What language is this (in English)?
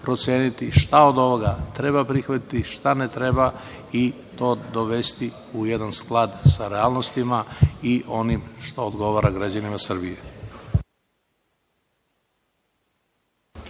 Serbian